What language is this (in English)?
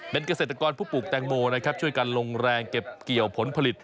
Thai